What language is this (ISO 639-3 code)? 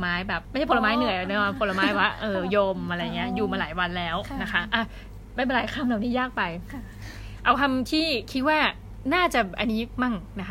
tha